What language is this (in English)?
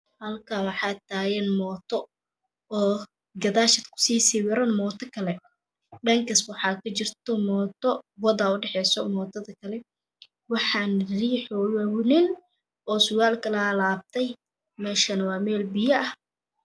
Somali